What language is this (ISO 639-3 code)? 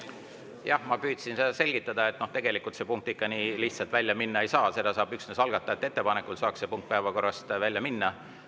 est